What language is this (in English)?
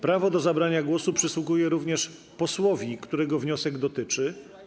Polish